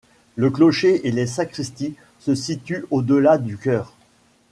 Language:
French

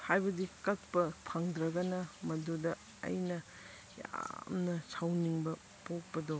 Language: Manipuri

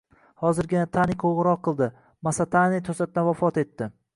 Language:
Uzbek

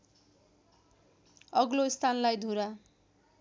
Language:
Nepali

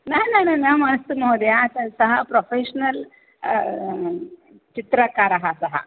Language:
Sanskrit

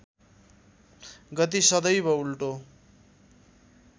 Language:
Nepali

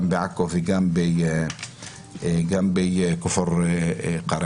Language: Hebrew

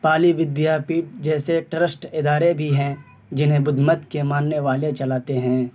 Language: Urdu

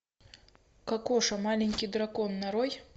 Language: Russian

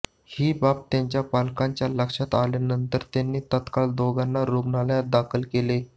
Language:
Marathi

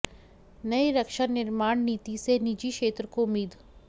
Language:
Hindi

